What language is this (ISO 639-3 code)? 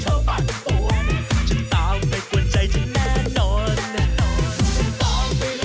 tha